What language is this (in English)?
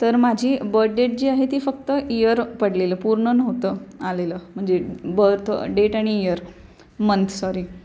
Marathi